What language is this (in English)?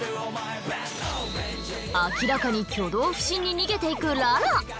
Japanese